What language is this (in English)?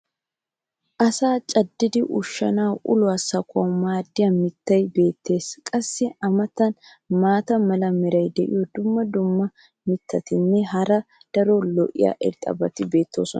Wolaytta